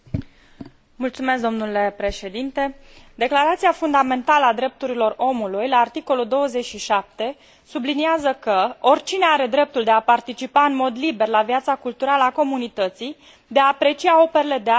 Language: Romanian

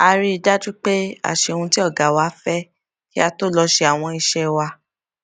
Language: Yoruba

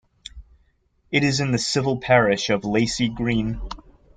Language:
English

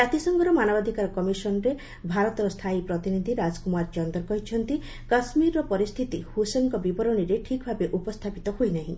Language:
Odia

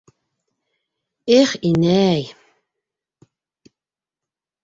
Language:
Bashkir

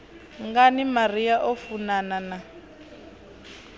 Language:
Venda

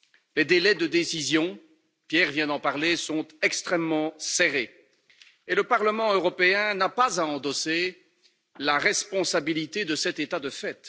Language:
French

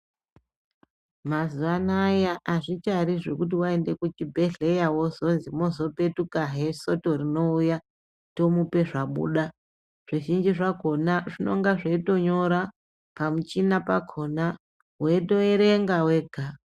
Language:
Ndau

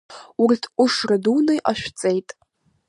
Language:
Abkhazian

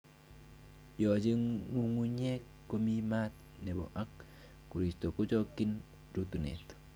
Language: Kalenjin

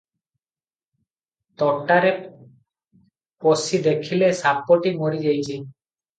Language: Odia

